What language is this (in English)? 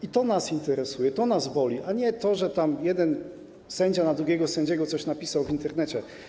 Polish